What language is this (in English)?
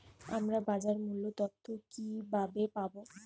Bangla